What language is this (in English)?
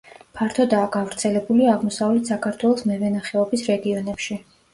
Georgian